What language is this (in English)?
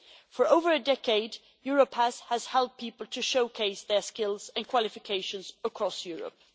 English